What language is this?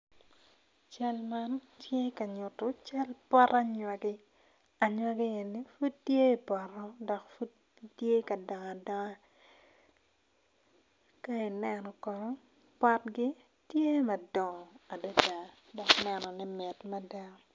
Acoli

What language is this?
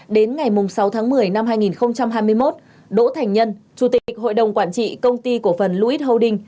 Vietnamese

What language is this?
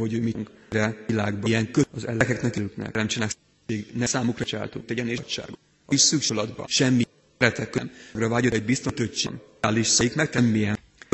Hungarian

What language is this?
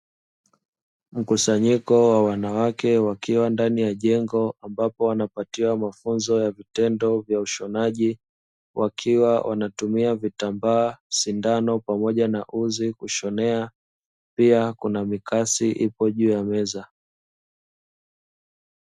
Swahili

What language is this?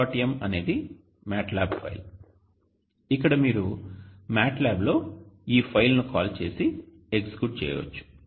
Telugu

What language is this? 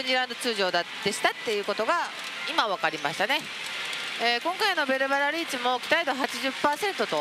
Japanese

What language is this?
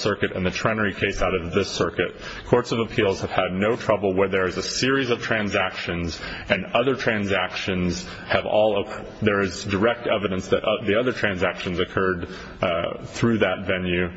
English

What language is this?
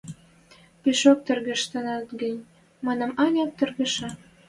Western Mari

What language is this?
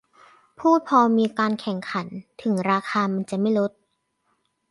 Thai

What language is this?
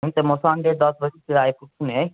Nepali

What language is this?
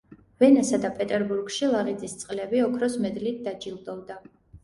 Georgian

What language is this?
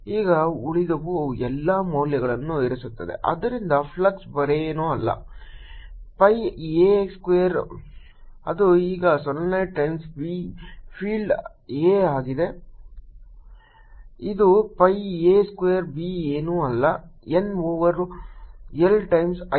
Kannada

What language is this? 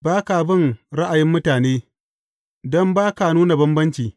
Hausa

